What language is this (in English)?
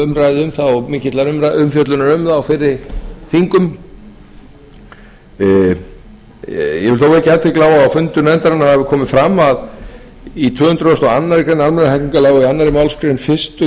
Icelandic